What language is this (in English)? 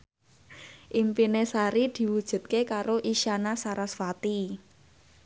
Javanese